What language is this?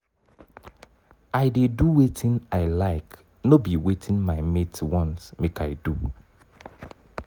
Nigerian Pidgin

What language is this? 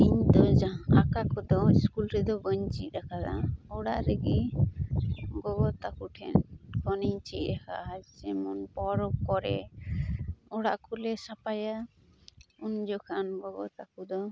Santali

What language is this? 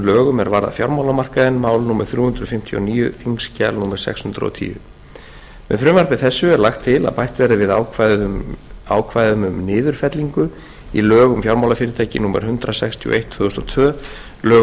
Icelandic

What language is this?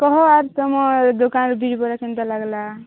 Odia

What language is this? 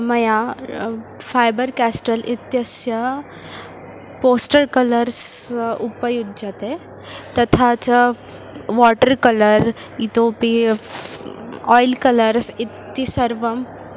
Sanskrit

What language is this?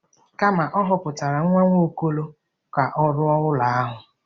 Igbo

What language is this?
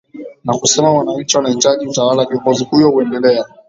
Swahili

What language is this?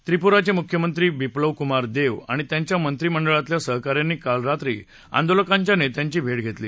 Marathi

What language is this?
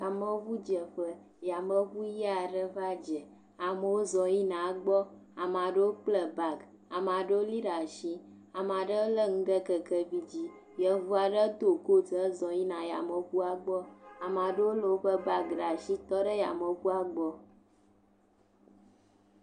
Ewe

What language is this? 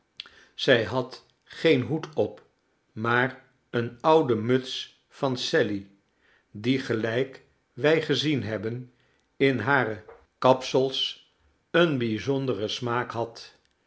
Dutch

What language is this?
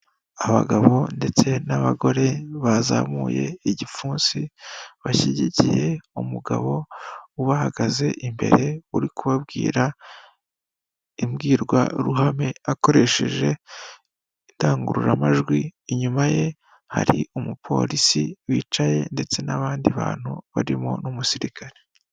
Kinyarwanda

